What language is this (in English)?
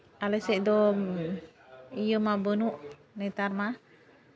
Santali